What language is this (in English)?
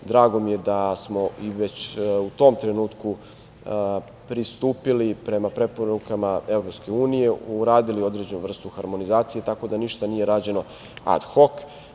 Serbian